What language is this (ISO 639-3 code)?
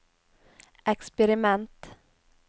nor